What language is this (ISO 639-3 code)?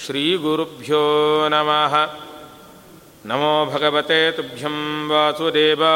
kan